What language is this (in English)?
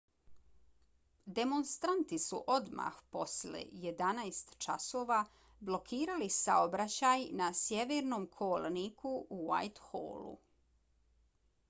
Bosnian